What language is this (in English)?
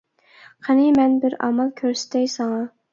Uyghur